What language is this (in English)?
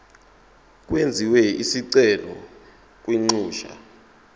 Zulu